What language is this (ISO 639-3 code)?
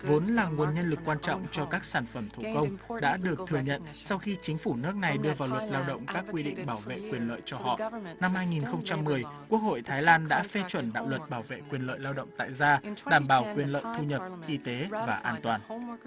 vie